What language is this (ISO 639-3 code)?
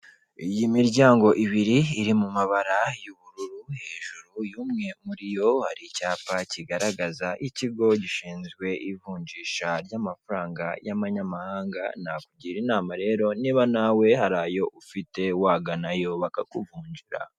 kin